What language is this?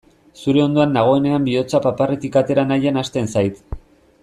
Basque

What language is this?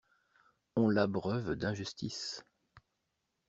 French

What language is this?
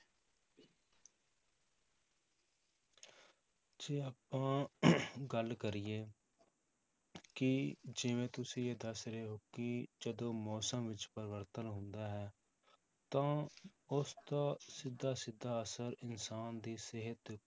Punjabi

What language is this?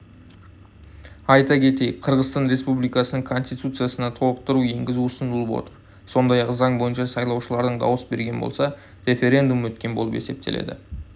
Kazakh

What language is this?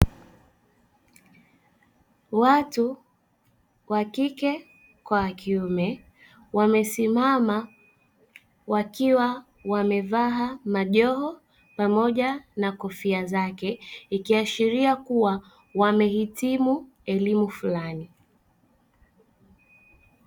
Swahili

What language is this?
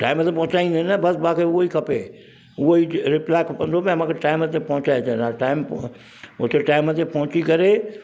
Sindhi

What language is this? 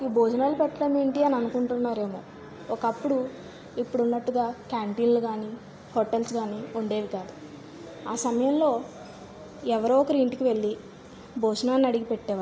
Telugu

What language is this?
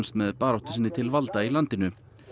Icelandic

